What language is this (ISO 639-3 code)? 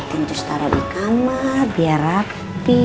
ind